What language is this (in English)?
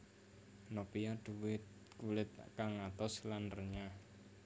Javanese